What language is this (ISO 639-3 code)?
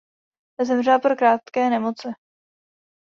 ces